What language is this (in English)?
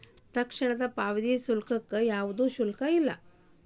Kannada